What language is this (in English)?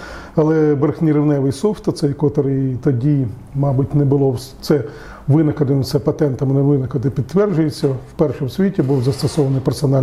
Ukrainian